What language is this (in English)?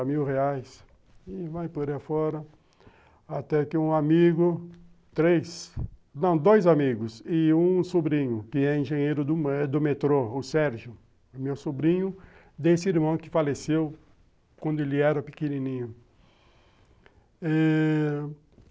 Portuguese